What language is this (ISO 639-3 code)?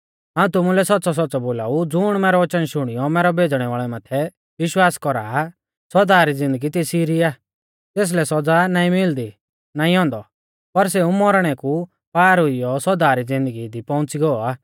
bfz